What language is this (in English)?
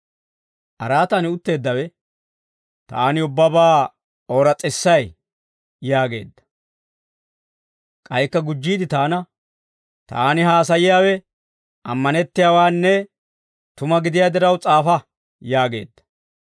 Dawro